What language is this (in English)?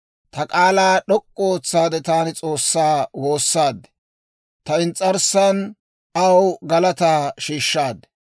Dawro